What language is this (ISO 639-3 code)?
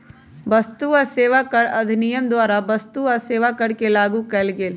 mag